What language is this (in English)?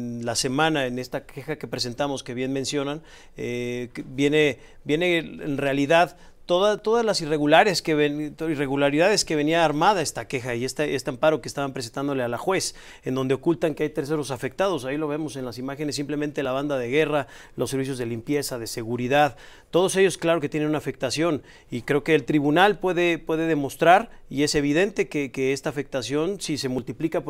Spanish